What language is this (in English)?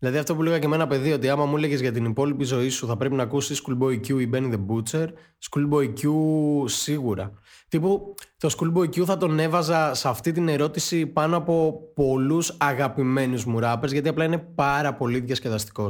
Greek